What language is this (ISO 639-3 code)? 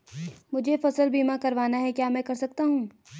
hin